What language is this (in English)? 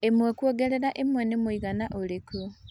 Kikuyu